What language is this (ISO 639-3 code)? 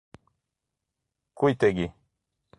por